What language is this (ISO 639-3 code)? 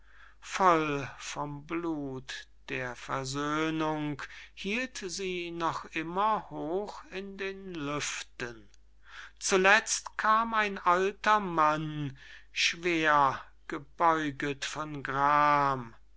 deu